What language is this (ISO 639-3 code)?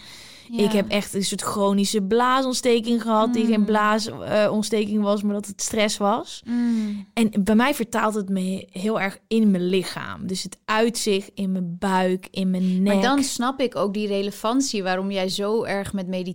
nld